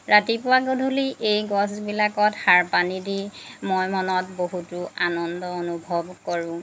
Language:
Assamese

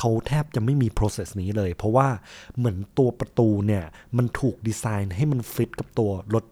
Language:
Thai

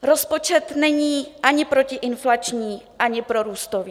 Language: Czech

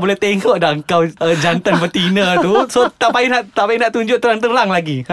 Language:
Malay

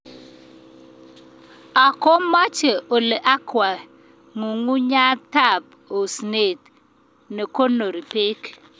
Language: Kalenjin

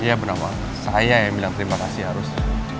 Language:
Indonesian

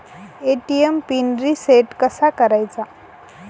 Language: Marathi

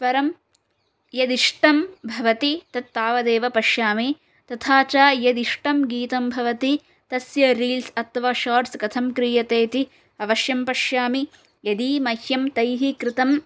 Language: Sanskrit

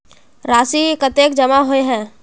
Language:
Magahi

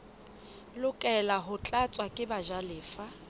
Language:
Southern Sotho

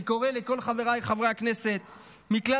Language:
Hebrew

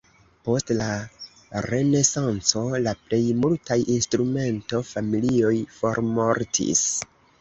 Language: Esperanto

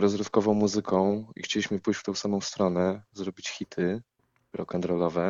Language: Polish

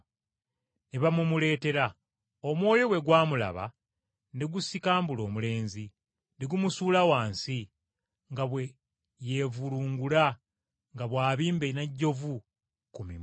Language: Ganda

